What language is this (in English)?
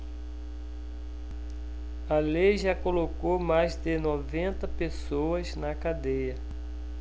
Portuguese